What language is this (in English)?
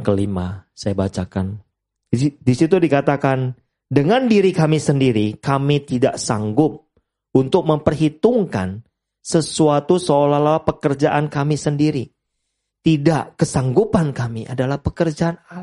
Indonesian